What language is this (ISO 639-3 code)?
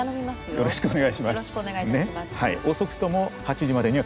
jpn